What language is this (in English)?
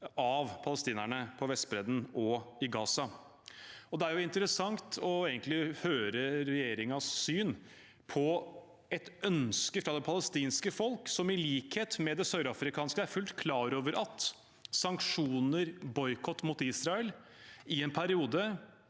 Norwegian